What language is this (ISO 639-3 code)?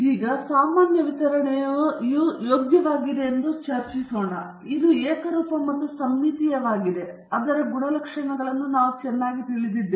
kan